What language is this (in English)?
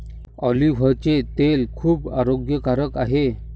Marathi